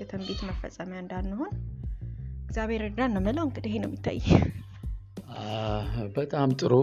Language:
Amharic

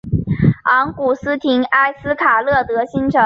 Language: Chinese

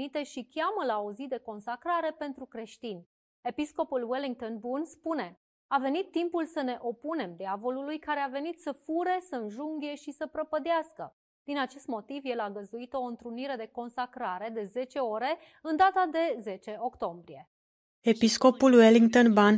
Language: Romanian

